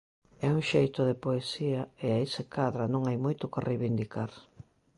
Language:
Galician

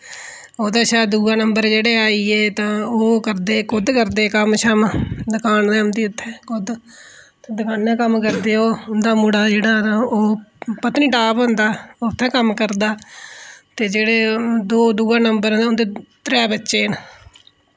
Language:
Dogri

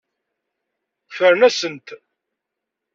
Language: Kabyle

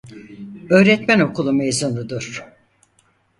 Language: Turkish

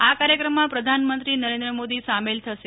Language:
Gujarati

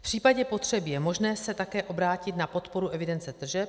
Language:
Czech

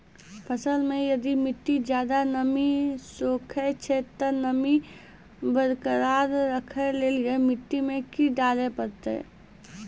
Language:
Maithili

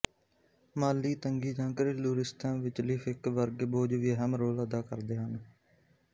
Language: Punjabi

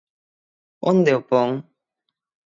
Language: Galician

